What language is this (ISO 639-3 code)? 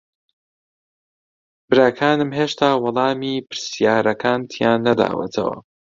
ckb